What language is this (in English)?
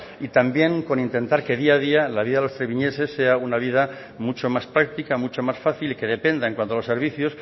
Spanish